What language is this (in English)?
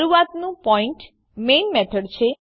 Gujarati